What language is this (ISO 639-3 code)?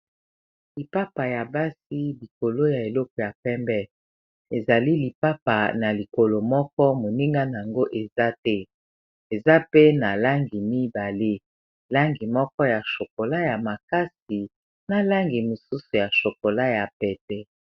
lin